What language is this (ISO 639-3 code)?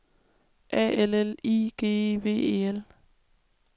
dan